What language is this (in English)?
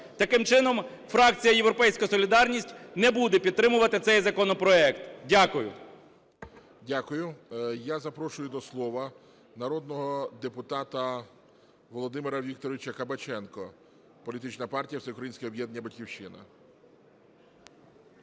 Ukrainian